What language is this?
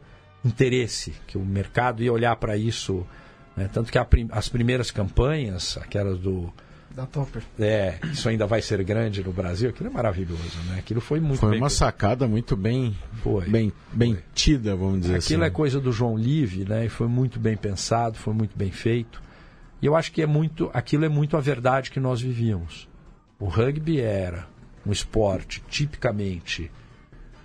Portuguese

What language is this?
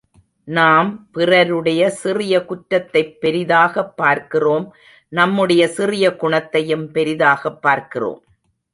Tamil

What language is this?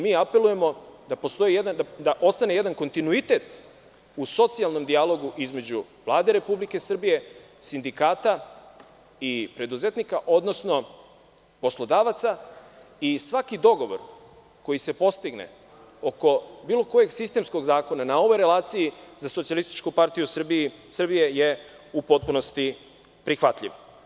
Serbian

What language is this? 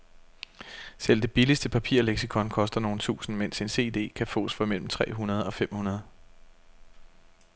Danish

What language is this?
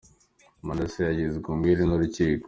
Kinyarwanda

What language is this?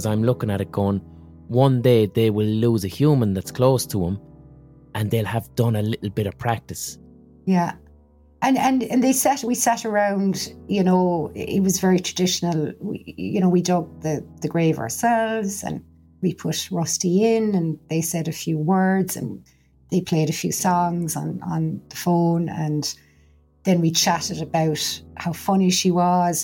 English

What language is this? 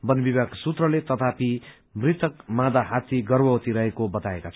Nepali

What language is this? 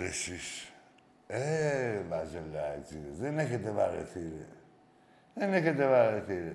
Greek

